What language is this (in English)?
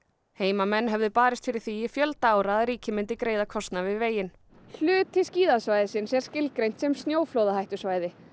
Icelandic